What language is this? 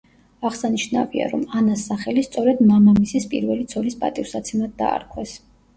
Georgian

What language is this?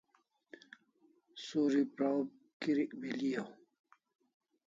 Kalasha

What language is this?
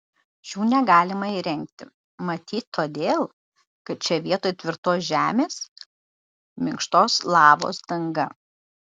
Lithuanian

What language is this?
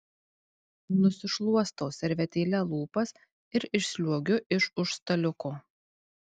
Lithuanian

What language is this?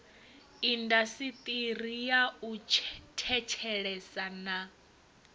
Venda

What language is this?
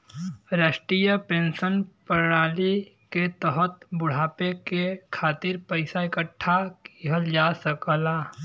Bhojpuri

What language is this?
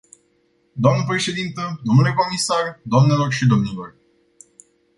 Romanian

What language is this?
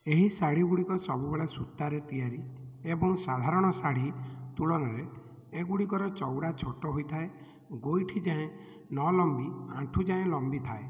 Odia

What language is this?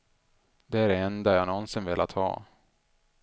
Swedish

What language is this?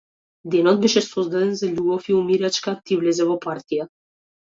Macedonian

